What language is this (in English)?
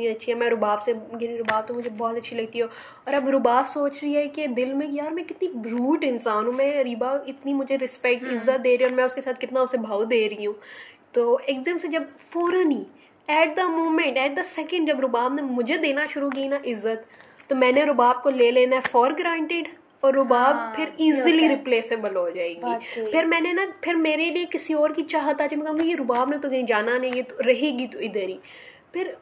Urdu